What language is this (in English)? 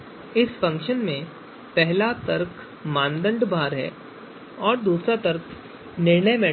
Hindi